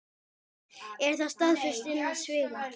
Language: Icelandic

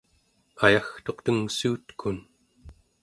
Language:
Central Yupik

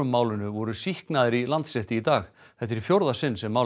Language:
Icelandic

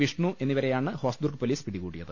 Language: Malayalam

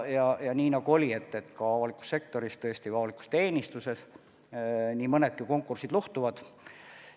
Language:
Estonian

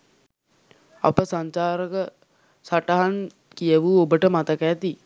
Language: Sinhala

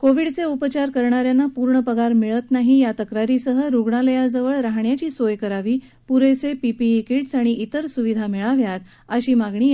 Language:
Marathi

